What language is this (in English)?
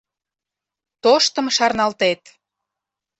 Mari